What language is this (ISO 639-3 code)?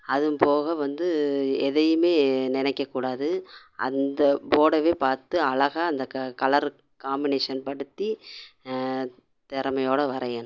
tam